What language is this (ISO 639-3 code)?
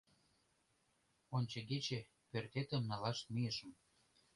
chm